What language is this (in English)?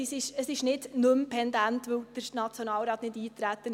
Swiss German